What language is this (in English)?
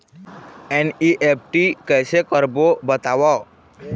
Chhattisgarhi